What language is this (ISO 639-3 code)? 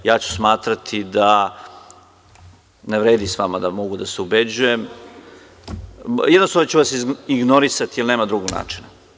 srp